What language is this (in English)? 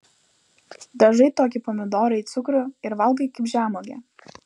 Lithuanian